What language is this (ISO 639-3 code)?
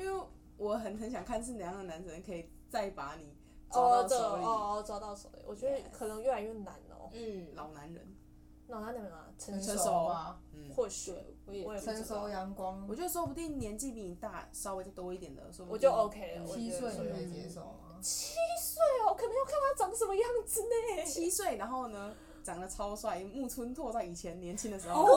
zho